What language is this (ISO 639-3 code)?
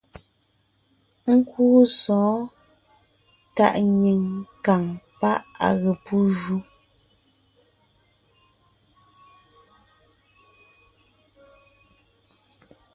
nnh